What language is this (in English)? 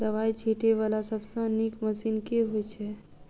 Maithili